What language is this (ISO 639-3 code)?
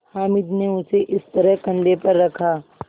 hin